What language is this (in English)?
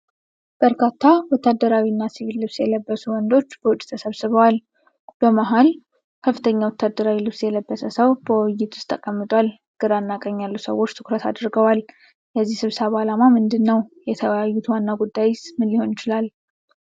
Amharic